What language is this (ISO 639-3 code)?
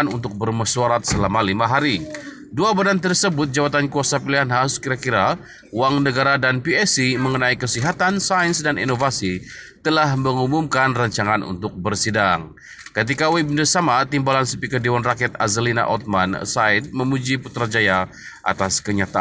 ind